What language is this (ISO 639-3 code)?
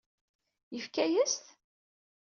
kab